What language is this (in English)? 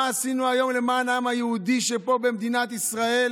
Hebrew